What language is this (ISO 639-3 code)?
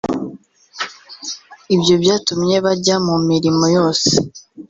kin